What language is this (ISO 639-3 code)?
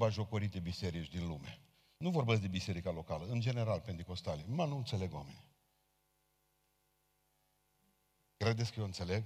ron